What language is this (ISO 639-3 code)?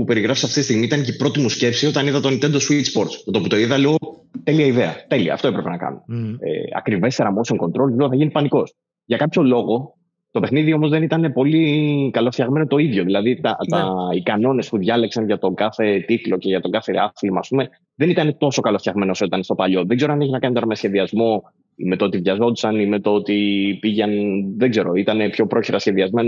ell